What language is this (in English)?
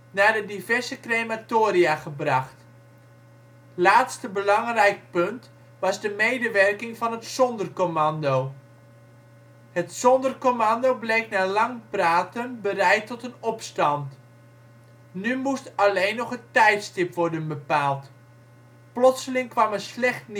Dutch